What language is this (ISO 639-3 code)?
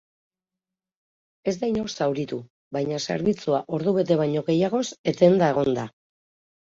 eus